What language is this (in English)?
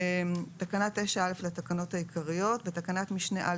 Hebrew